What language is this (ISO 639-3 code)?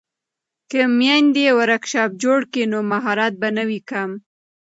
pus